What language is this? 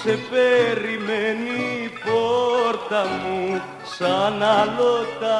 Greek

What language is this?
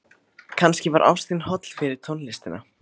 Icelandic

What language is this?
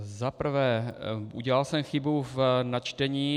Czech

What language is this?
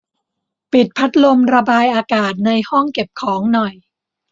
Thai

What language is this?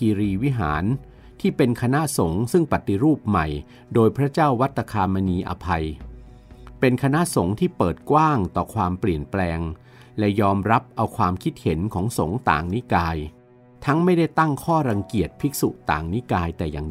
Thai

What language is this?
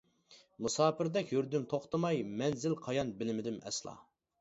Uyghur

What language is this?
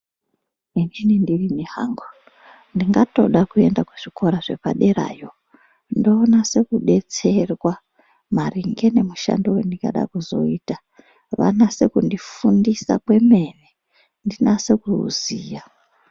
Ndau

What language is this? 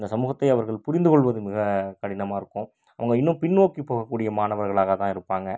Tamil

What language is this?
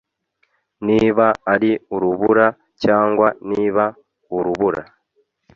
Kinyarwanda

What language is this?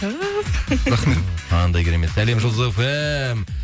Kazakh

